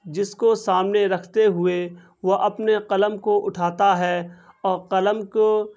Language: Urdu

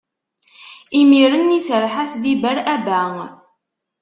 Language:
Kabyle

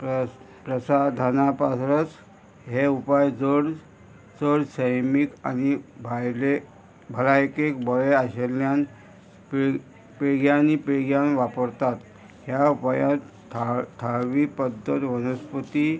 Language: Konkani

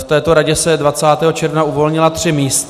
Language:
Czech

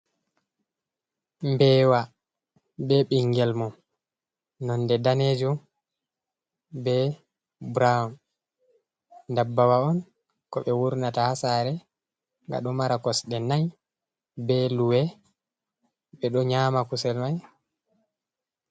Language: Fula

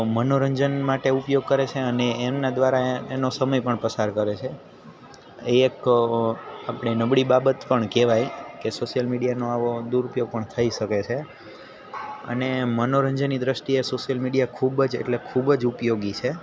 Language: Gujarati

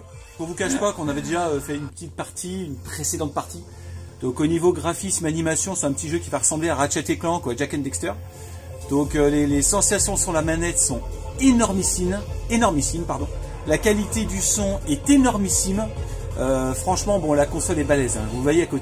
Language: French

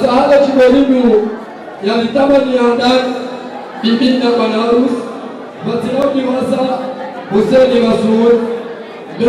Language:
Arabic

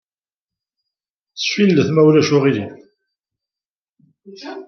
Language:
Kabyle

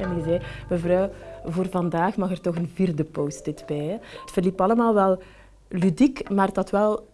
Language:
Dutch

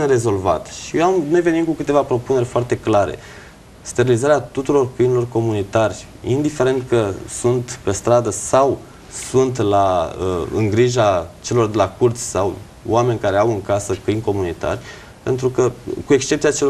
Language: Romanian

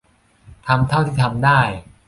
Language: Thai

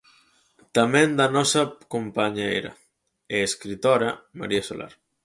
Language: Galician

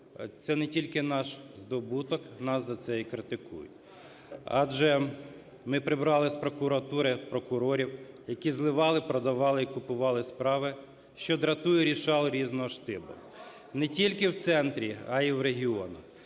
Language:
Ukrainian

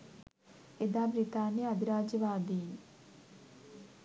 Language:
Sinhala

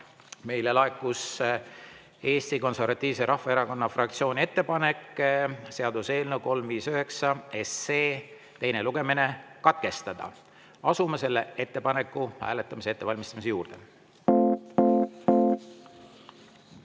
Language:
Estonian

